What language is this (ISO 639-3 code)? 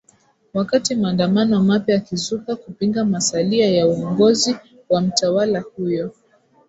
swa